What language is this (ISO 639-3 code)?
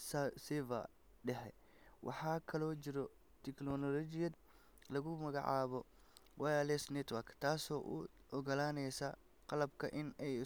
som